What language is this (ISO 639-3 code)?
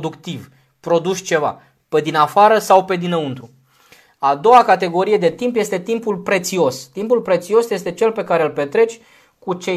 ron